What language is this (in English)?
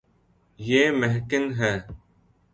Urdu